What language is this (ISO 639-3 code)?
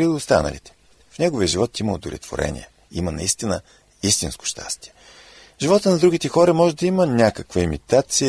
bul